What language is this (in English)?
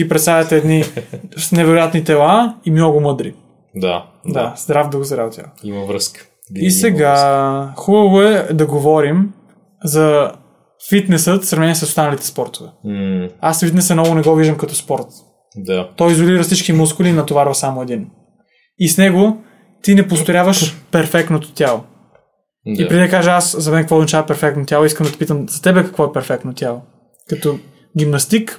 Bulgarian